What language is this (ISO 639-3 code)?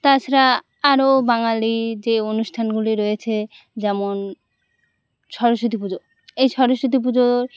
ben